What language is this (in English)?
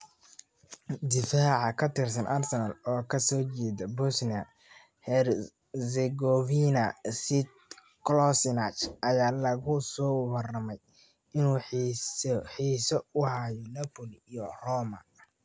Somali